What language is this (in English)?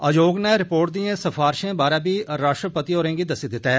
Dogri